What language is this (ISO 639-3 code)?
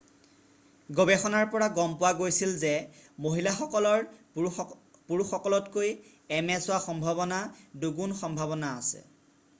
asm